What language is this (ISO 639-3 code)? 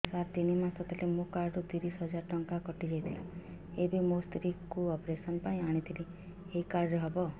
ori